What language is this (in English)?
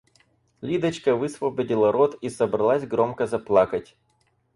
Russian